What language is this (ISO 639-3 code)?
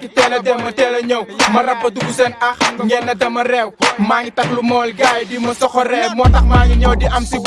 fra